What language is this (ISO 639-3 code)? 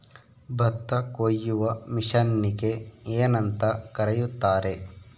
kan